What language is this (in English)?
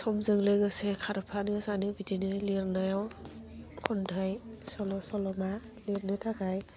Bodo